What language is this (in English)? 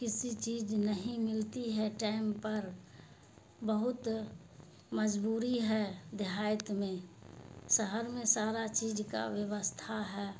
Urdu